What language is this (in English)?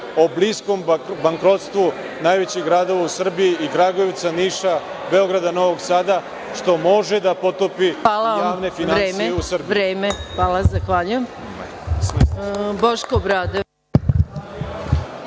Serbian